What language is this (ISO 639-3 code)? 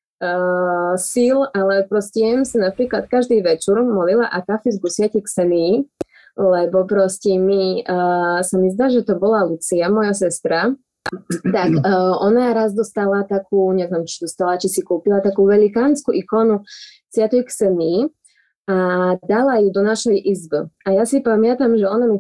slk